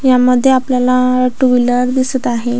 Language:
Marathi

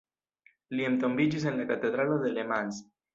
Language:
Esperanto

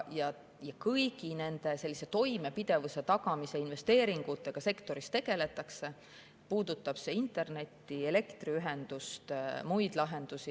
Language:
Estonian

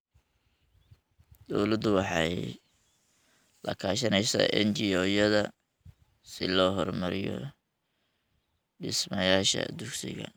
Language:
Somali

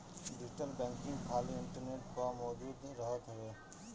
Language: Bhojpuri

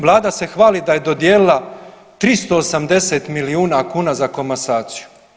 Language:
Croatian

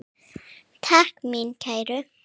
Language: Icelandic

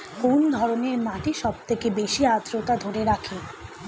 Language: Bangla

